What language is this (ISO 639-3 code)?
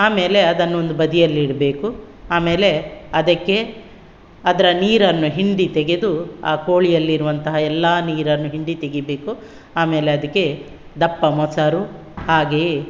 kan